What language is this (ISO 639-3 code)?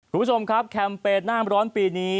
tha